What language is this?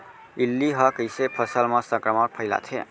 Chhattisgarhi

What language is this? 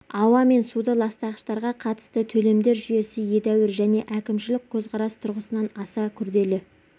Kazakh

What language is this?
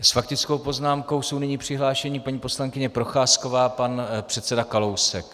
Czech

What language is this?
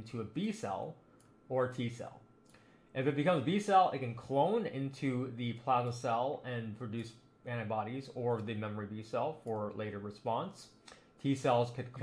English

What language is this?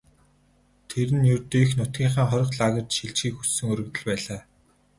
Mongolian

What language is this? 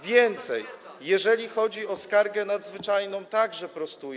Polish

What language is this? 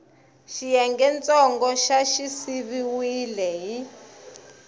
Tsonga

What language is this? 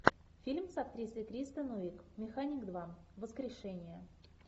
Russian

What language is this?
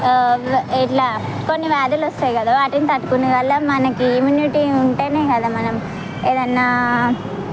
Telugu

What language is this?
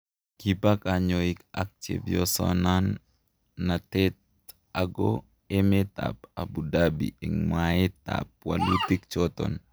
Kalenjin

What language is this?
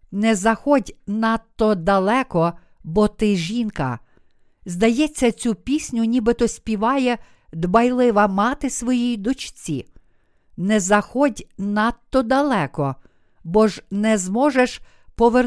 Ukrainian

